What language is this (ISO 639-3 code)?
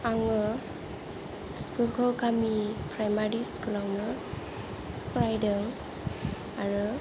brx